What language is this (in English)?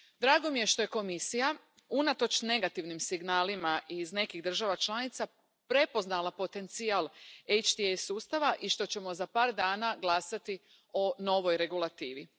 Croatian